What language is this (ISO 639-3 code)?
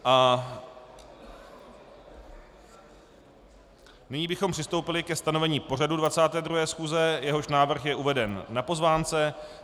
ces